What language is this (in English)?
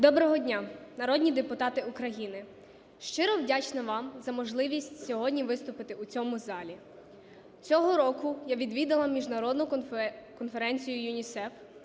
Ukrainian